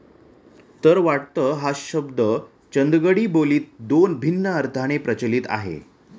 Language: Marathi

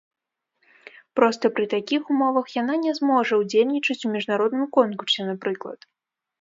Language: Belarusian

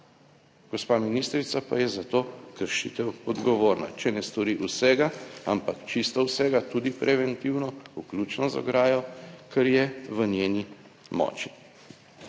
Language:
Slovenian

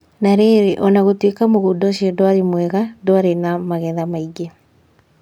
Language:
Kikuyu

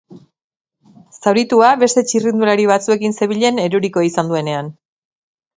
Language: Basque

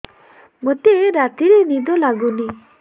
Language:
Odia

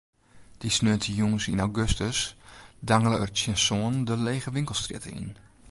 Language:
Western Frisian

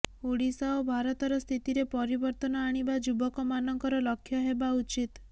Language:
Odia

